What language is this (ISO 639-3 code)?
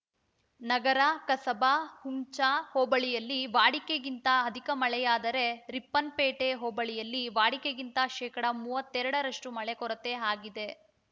kan